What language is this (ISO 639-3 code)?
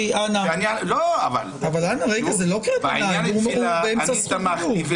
heb